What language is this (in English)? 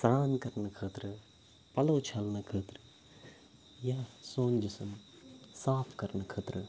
Kashmiri